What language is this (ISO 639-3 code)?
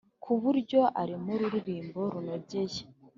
kin